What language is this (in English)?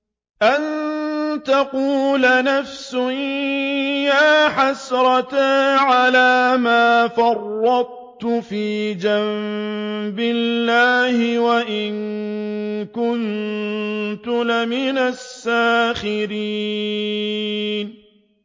Arabic